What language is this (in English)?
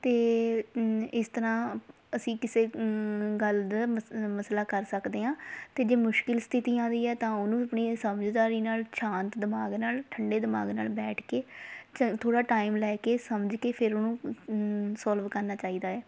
Punjabi